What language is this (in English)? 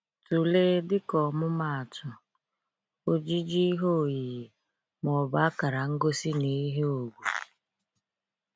Igbo